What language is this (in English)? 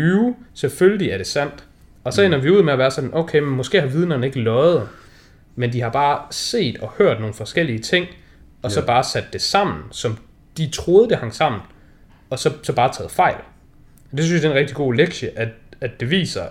Danish